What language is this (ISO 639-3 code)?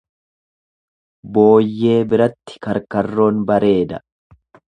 orm